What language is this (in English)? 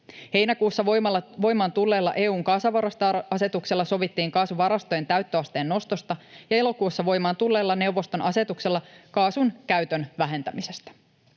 Finnish